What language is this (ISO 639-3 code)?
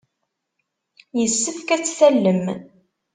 kab